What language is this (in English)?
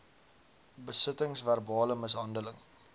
Afrikaans